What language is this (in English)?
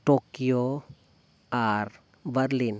Santali